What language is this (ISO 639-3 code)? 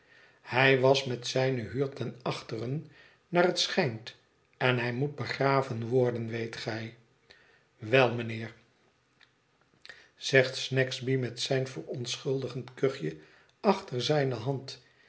nld